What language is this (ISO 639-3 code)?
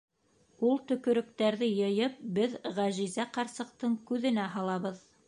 bak